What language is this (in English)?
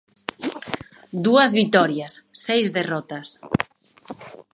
Galician